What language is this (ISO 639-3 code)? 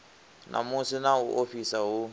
ven